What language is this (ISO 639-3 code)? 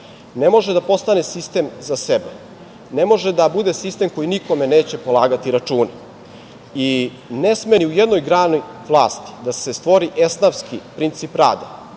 srp